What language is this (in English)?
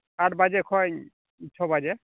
Santali